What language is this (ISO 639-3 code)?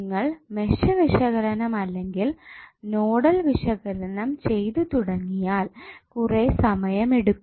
mal